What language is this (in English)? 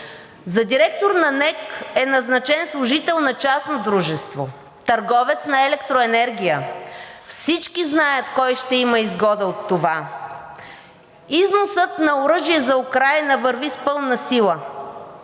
Bulgarian